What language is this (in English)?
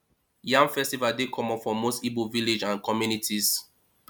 Nigerian Pidgin